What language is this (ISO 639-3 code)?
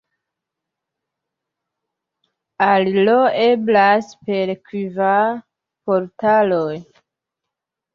epo